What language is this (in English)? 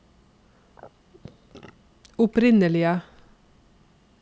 Norwegian